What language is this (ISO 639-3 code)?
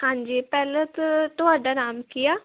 pan